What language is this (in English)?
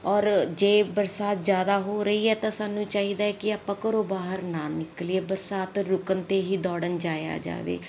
Punjabi